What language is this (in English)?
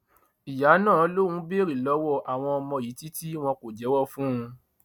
Yoruba